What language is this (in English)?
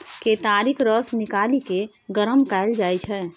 Maithili